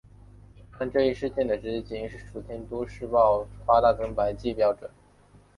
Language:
Chinese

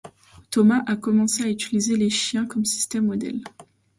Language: French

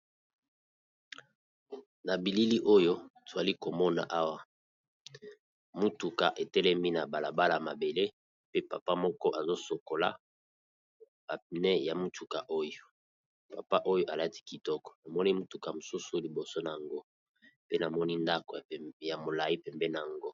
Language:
Lingala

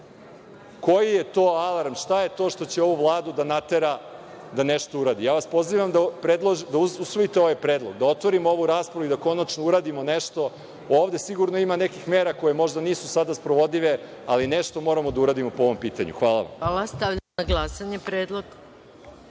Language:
Serbian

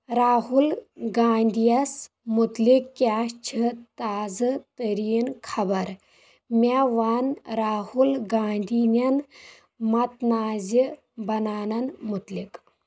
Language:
Kashmiri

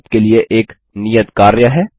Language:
Hindi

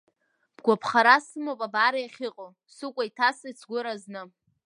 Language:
Abkhazian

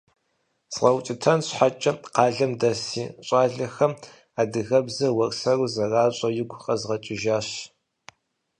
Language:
Kabardian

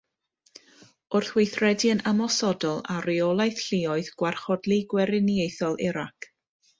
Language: Welsh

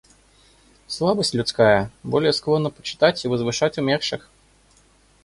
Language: Russian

